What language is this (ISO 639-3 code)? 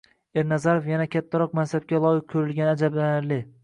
uzb